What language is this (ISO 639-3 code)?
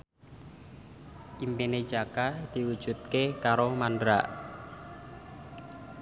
jav